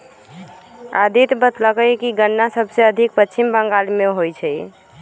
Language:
Magahi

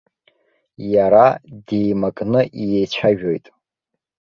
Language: Abkhazian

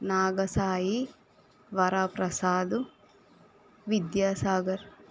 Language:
Telugu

